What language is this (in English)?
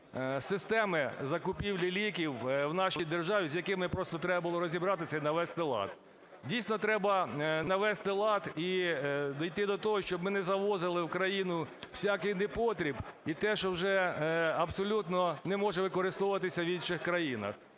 Ukrainian